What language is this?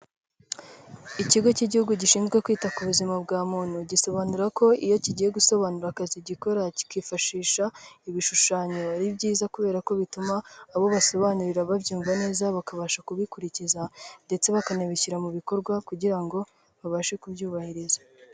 Kinyarwanda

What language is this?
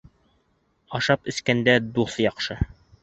Bashkir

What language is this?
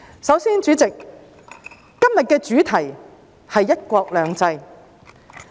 Cantonese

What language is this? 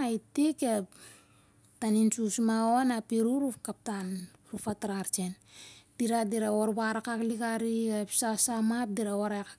Siar-Lak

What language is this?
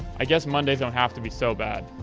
English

